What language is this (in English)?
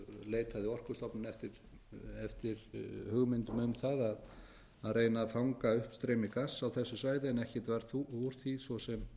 Icelandic